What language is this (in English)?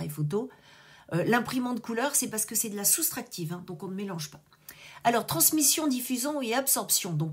French